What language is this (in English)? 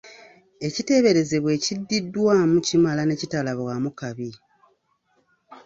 Ganda